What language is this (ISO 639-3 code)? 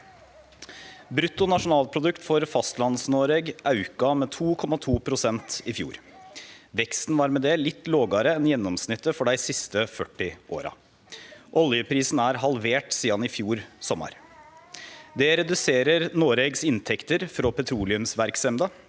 nor